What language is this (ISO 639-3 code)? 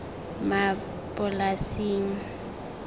tsn